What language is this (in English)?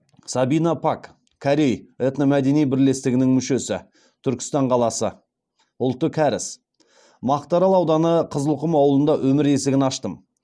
Kazakh